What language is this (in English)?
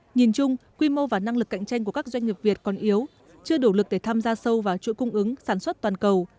Vietnamese